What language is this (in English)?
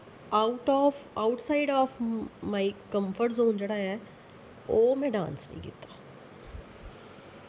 Dogri